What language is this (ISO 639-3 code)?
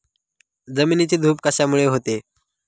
mar